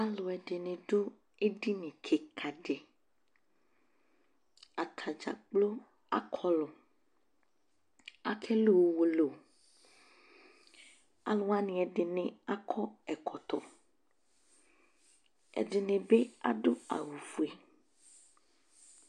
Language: Ikposo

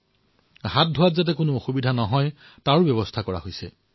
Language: Assamese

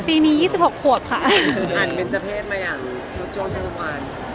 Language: Thai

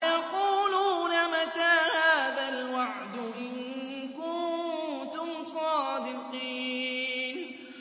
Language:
Arabic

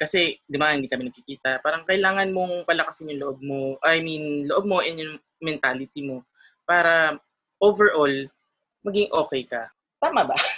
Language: Filipino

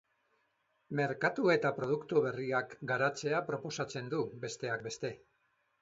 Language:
Basque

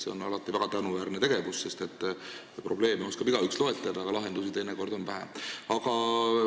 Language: Estonian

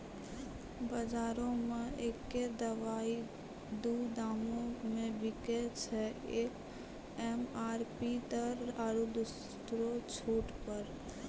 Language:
Maithili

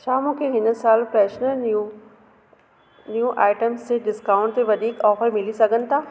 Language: Sindhi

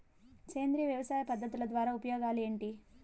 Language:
Telugu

